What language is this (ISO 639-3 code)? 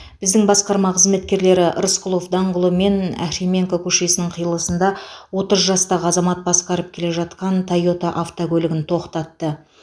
kaz